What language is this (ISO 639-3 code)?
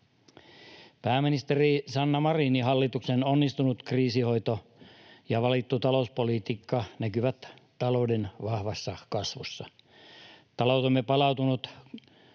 fin